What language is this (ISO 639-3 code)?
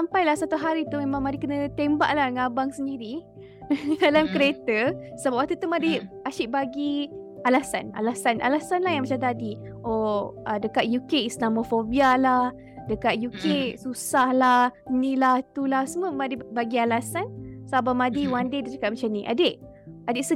msa